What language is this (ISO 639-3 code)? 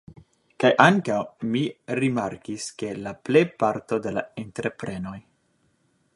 epo